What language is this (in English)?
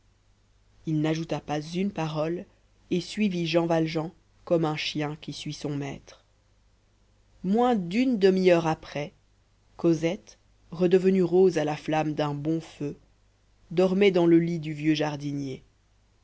French